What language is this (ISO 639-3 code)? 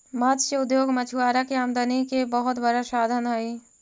mag